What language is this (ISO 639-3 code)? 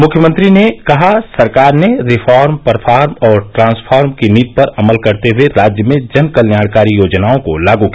hin